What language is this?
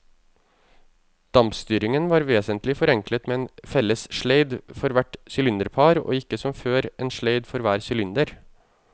Norwegian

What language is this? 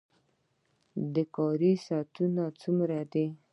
Pashto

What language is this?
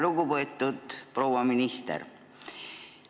Estonian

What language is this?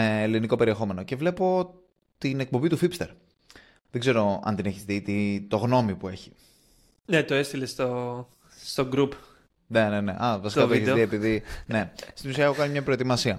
Greek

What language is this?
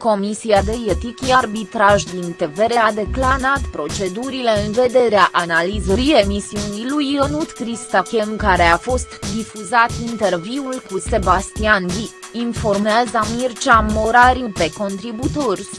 Romanian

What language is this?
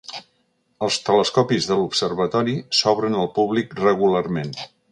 Catalan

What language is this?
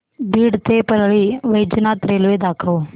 Marathi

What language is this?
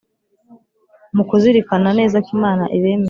Kinyarwanda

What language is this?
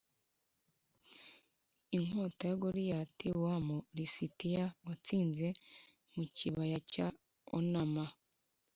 Kinyarwanda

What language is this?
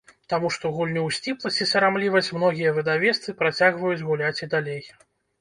Belarusian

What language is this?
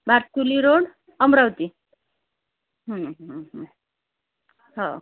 Marathi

